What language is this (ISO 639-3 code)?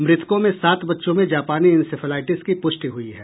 hin